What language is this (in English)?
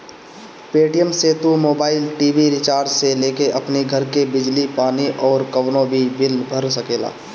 Bhojpuri